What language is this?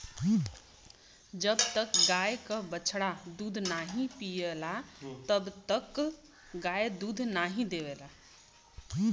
Bhojpuri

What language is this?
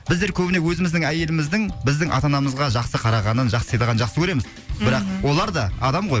Kazakh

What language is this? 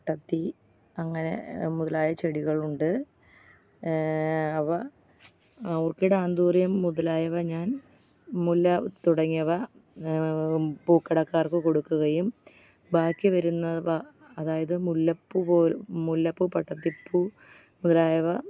Malayalam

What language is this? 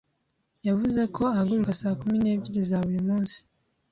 Kinyarwanda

